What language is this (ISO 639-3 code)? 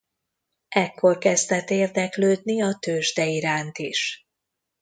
hun